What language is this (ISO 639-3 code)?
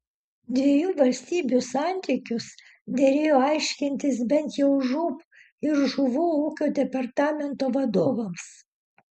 lit